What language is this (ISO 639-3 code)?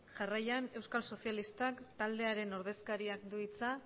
eus